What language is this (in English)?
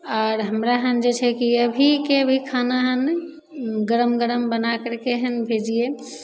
Maithili